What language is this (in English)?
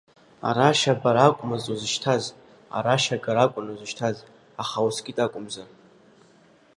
Abkhazian